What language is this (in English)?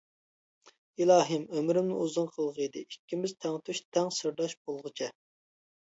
Uyghur